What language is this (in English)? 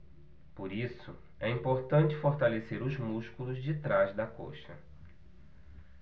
Portuguese